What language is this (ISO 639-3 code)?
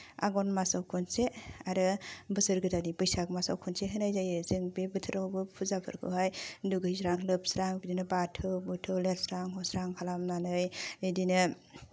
brx